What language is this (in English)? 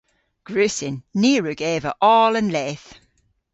Cornish